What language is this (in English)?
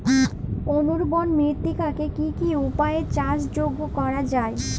Bangla